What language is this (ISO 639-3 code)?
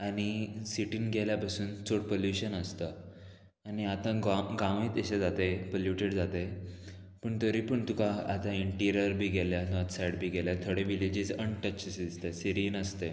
kok